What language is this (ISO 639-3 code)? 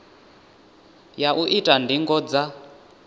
ven